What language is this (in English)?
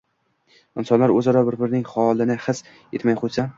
Uzbek